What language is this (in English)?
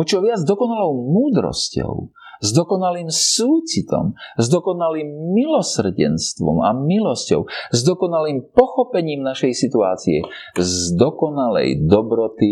Slovak